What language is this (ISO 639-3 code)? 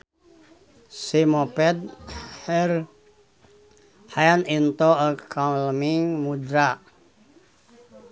sun